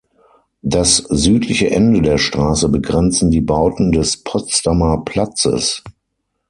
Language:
German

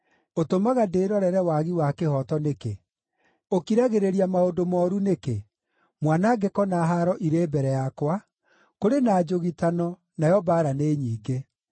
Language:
Kikuyu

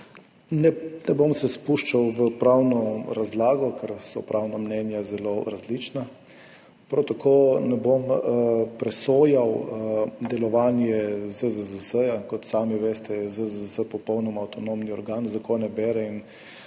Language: Slovenian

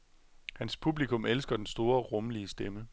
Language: Danish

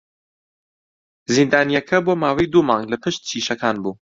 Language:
Central Kurdish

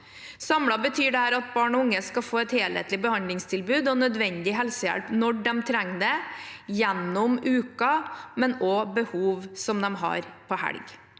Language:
Norwegian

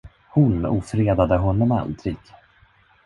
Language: Swedish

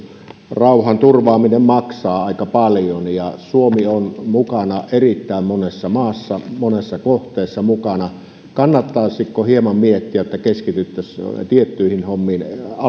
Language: Finnish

